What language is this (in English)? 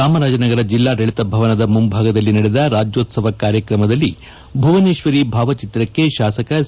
Kannada